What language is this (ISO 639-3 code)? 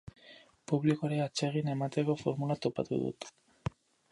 eus